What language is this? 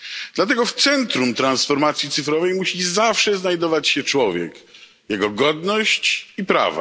Polish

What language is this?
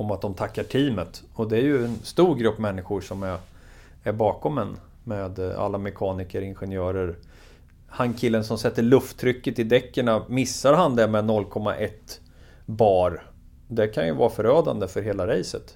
Swedish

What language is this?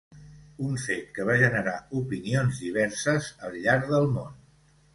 Catalan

